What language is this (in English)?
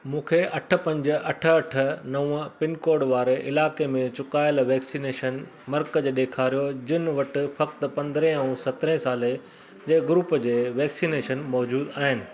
Sindhi